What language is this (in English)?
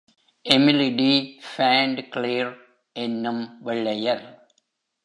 Tamil